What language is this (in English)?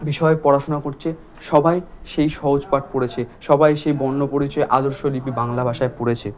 Bangla